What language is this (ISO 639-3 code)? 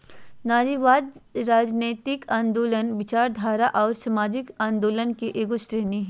mag